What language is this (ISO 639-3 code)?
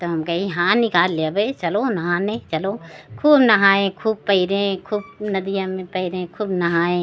hin